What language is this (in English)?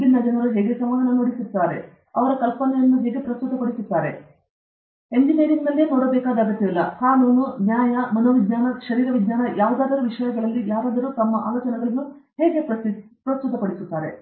Kannada